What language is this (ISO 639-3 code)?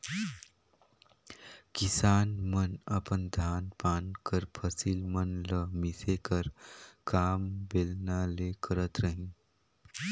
hne